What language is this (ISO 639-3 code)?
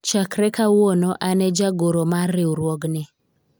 luo